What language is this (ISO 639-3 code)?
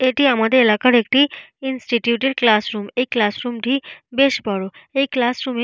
ben